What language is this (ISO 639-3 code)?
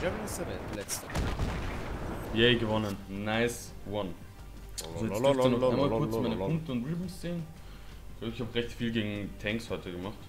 deu